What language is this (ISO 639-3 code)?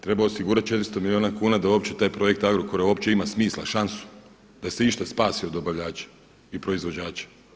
hrv